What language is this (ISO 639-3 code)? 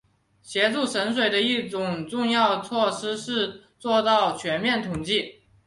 zho